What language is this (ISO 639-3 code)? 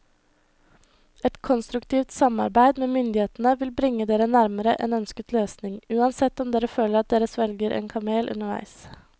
nor